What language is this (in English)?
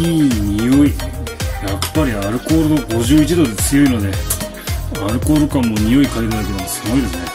Japanese